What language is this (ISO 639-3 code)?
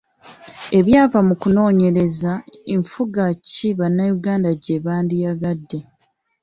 lug